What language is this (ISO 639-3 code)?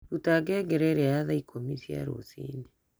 kik